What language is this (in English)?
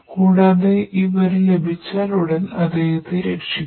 Malayalam